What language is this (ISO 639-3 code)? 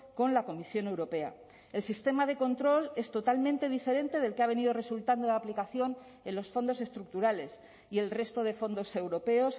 spa